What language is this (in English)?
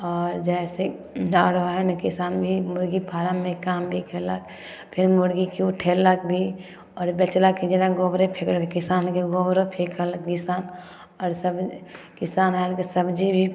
Maithili